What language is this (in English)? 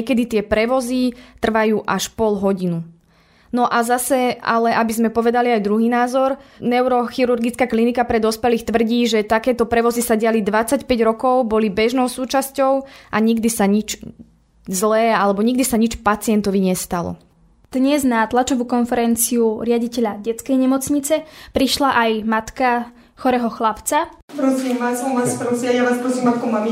Slovak